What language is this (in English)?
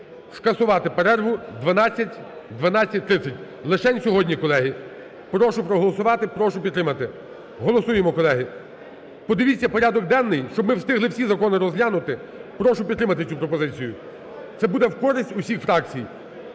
Ukrainian